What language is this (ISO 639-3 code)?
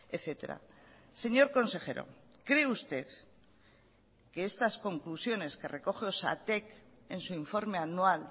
spa